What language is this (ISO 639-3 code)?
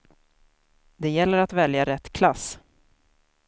swe